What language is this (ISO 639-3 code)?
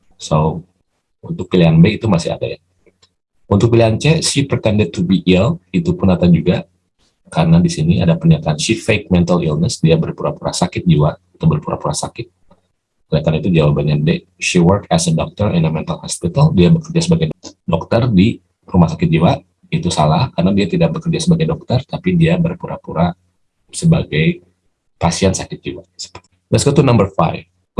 ind